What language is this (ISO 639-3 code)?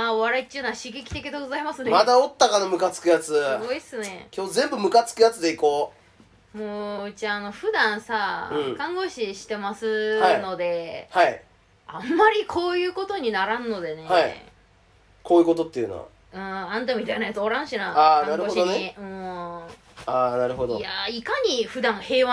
jpn